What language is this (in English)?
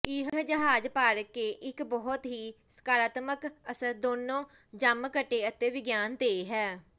Punjabi